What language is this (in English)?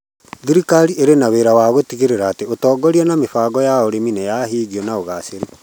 Kikuyu